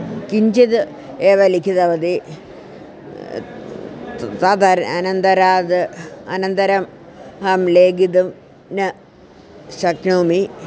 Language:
Sanskrit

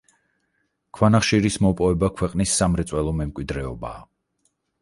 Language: Georgian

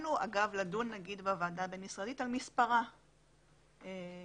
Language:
Hebrew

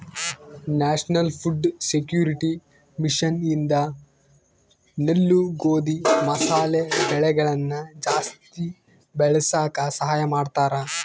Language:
Kannada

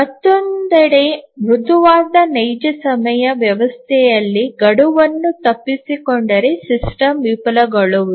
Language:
Kannada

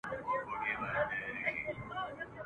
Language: Pashto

